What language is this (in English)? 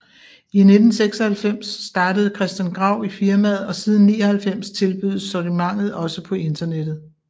Danish